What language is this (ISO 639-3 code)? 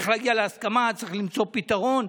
heb